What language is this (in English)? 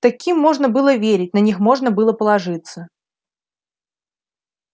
Russian